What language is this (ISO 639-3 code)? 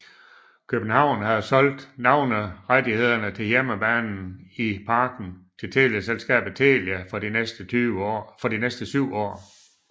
dan